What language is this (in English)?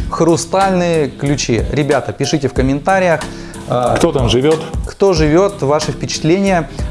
Russian